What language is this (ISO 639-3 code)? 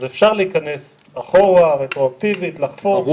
heb